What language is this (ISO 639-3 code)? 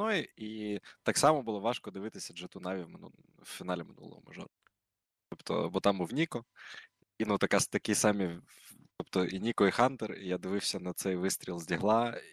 ukr